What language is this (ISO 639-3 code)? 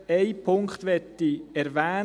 gsw